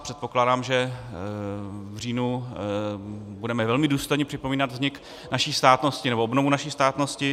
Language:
Czech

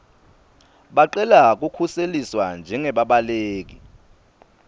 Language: Swati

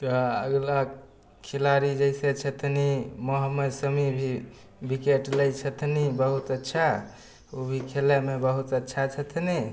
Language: Maithili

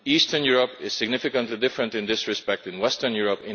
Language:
English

